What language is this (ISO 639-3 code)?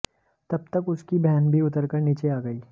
hin